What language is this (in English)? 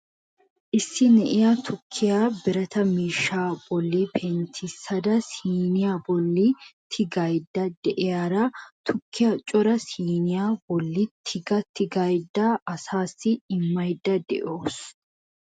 Wolaytta